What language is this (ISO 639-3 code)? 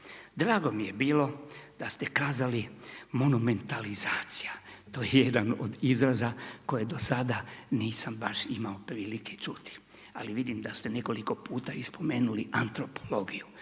hrv